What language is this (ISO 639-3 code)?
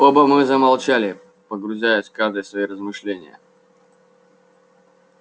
rus